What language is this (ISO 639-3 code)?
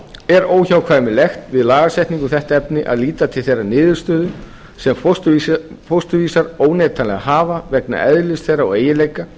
isl